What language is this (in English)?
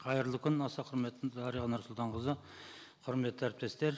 Kazakh